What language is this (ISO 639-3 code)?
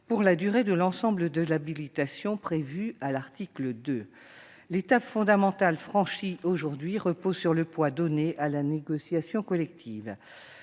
fra